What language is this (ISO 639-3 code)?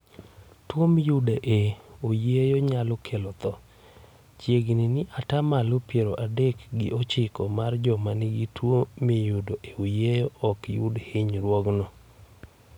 luo